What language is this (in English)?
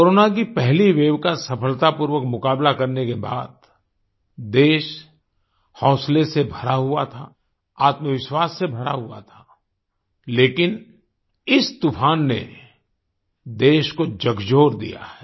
Hindi